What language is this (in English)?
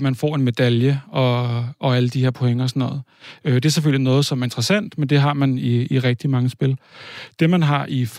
Danish